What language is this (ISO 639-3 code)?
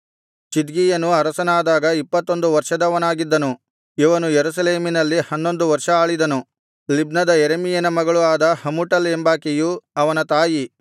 kan